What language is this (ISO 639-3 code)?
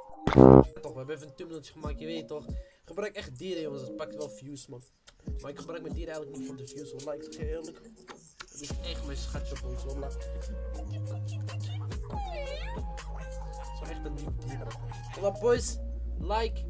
nld